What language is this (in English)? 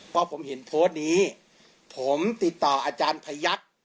Thai